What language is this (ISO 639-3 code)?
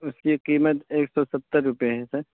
urd